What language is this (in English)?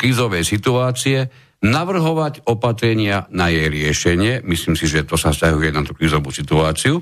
Slovak